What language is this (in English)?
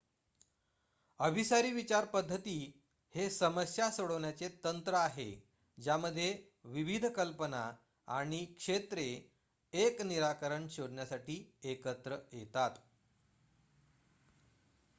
Marathi